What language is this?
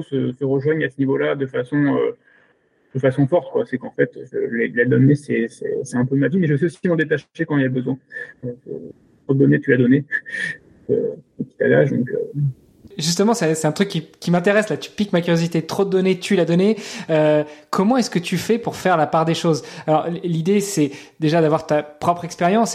French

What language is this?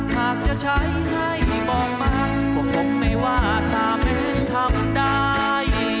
Thai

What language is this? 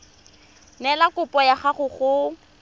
Tswana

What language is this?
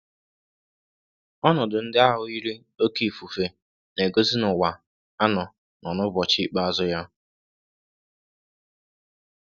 Igbo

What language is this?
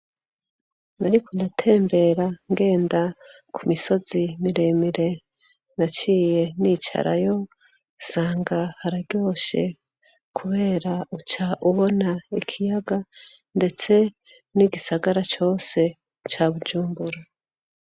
Rundi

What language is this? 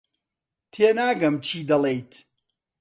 Central Kurdish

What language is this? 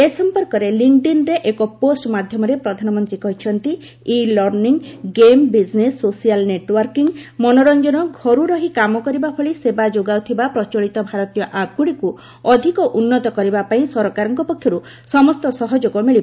Odia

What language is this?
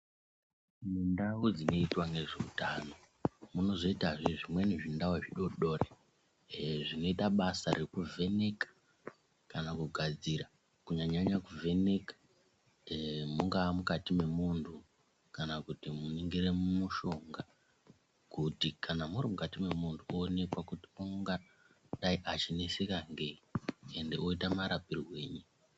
Ndau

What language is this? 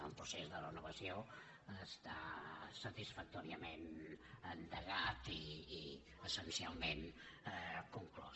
Catalan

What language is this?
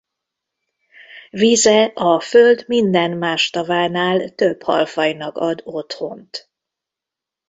Hungarian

